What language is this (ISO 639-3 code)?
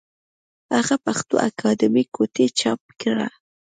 pus